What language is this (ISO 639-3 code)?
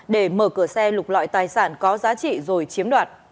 vie